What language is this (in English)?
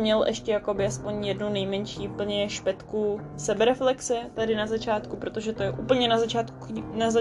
Czech